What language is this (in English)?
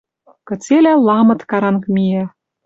Western Mari